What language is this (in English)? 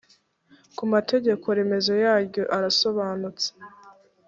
Kinyarwanda